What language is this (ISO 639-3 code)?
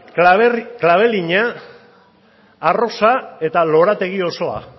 eus